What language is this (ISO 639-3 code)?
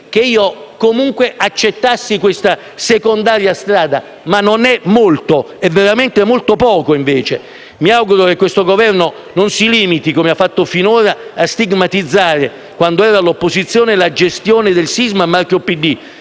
ita